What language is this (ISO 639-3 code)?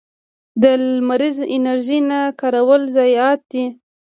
pus